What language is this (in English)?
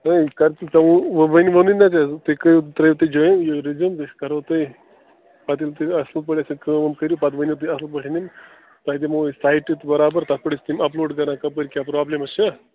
Kashmiri